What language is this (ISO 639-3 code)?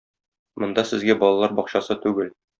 tat